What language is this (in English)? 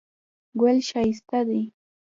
Pashto